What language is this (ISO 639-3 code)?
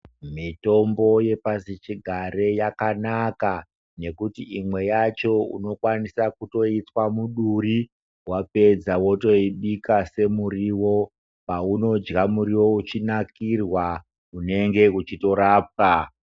ndc